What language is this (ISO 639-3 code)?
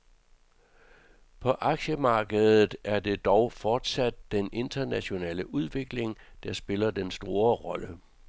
dan